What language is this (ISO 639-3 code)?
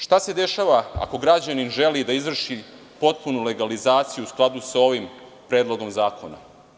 srp